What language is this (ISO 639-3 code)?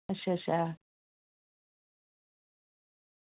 doi